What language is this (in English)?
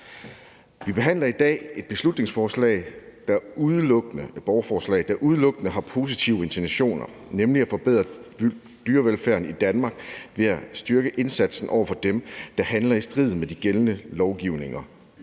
Danish